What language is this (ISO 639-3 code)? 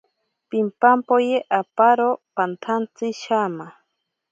prq